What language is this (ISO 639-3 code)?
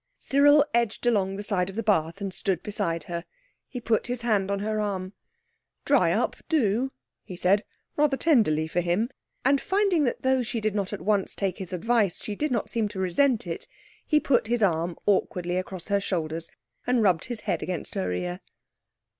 eng